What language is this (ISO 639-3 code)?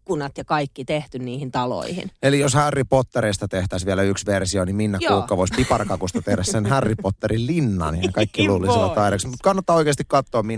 fin